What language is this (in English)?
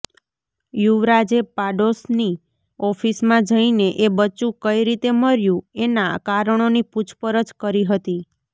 Gujarati